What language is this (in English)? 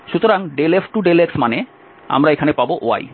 Bangla